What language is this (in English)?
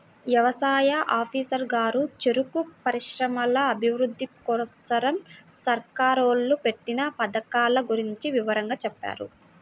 Telugu